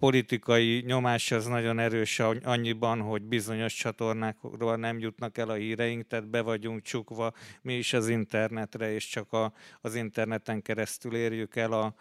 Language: Hungarian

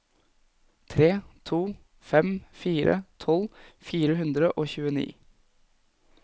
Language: Norwegian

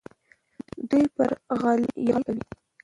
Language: Pashto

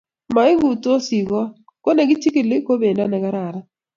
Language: Kalenjin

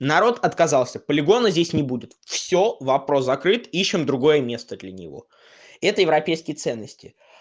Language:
Russian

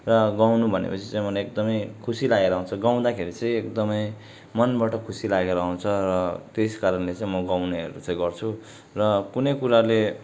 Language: Nepali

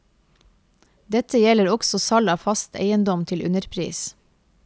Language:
Norwegian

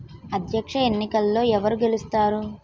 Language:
Telugu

